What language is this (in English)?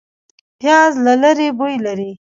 Pashto